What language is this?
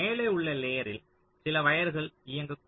Tamil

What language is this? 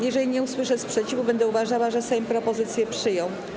Polish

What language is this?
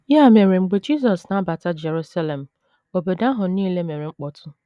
Igbo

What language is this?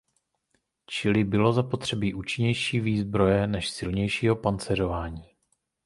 Czech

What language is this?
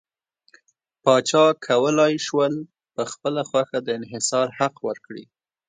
Pashto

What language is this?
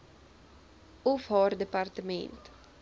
Afrikaans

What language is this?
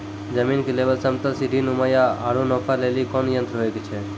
Maithili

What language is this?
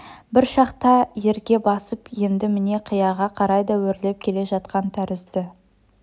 Kazakh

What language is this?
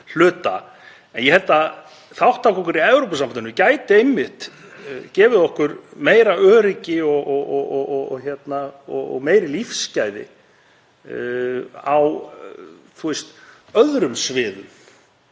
Icelandic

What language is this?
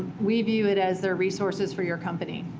English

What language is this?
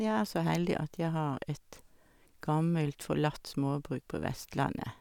Norwegian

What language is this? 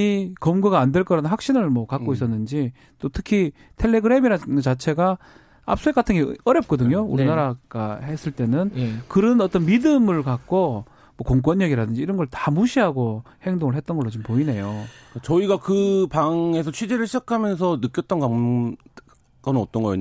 Korean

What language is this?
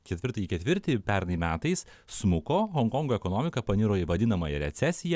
Lithuanian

